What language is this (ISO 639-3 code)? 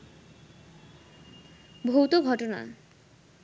ben